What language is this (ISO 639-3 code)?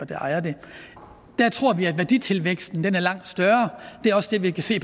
dan